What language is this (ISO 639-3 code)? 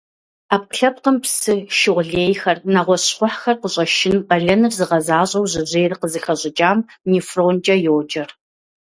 kbd